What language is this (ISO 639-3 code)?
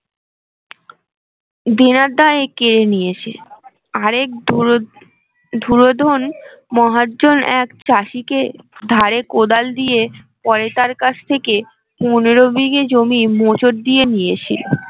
ben